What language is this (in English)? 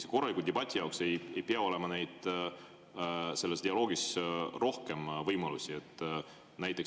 Estonian